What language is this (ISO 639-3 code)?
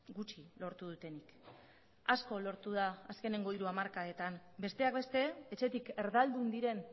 eus